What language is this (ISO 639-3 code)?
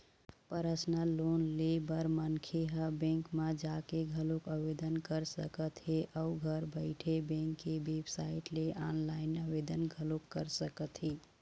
hne